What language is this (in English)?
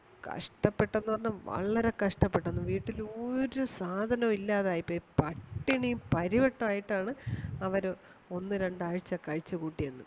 Malayalam